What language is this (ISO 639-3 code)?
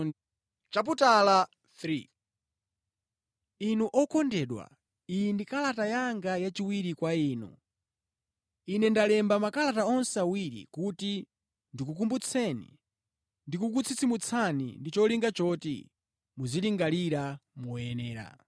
nya